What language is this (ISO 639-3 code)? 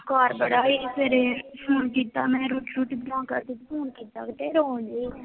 pan